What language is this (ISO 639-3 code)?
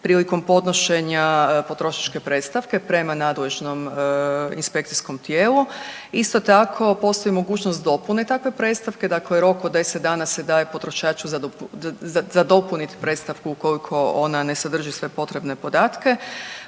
hrv